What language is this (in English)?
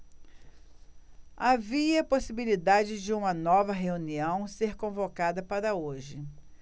Portuguese